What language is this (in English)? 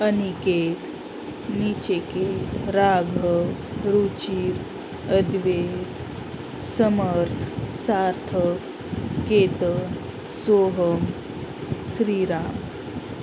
Marathi